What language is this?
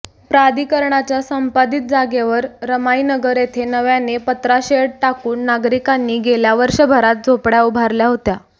Marathi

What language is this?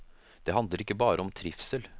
Norwegian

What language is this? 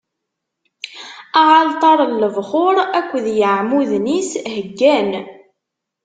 Kabyle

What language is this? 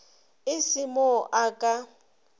Northern Sotho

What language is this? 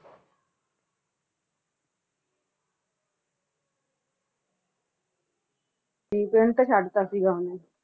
Punjabi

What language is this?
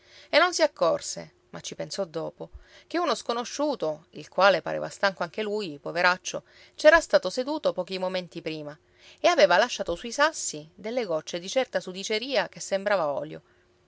Italian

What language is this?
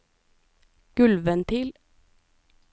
Norwegian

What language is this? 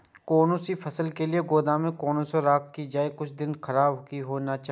Maithili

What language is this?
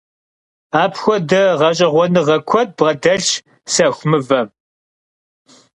Kabardian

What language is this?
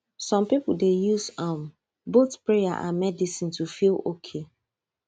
Nigerian Pidgin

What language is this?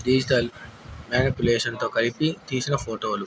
Telugu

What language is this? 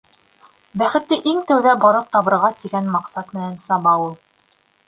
Bashkir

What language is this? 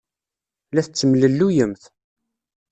Kabyle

